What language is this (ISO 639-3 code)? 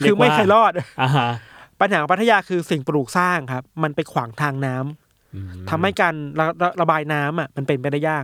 tha